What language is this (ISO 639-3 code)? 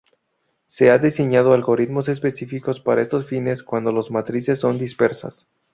spa